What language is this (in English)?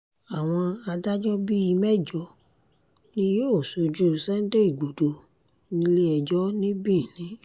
Yoruba